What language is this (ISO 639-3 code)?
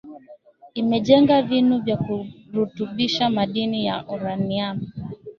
swa